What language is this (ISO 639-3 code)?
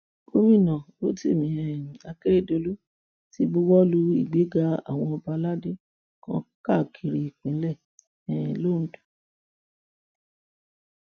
yor